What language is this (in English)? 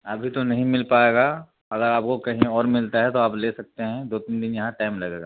Urdu